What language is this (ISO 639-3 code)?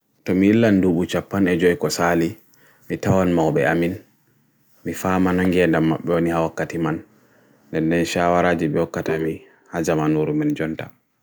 fui